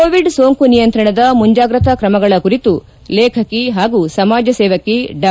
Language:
Kannada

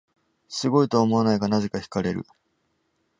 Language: Japanese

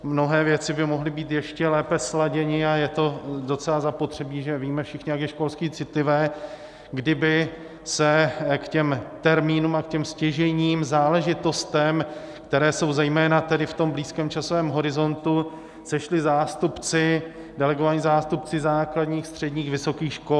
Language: Czech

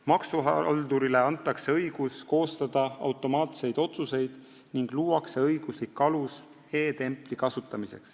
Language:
Estonian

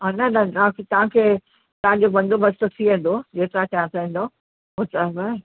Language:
Sindhi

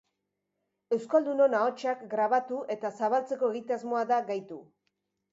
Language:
Basque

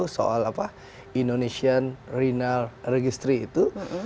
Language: Indonesian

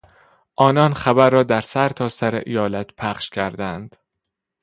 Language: Persian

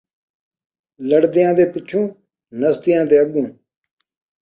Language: Saraiki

